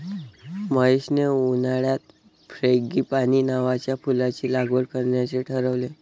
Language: Marathi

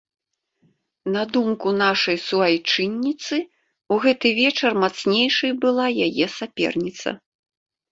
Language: Belarusian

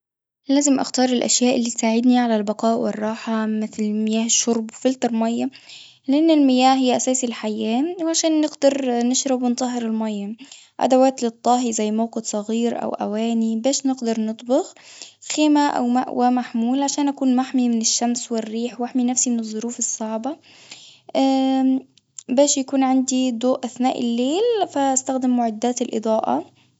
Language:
Tunisian Arabic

